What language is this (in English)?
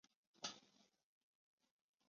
Chinese